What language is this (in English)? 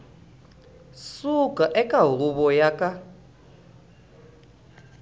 Tsonga